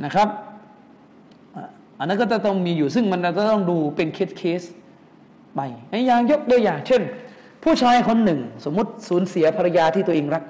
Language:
Thai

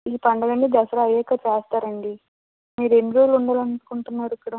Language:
Telugu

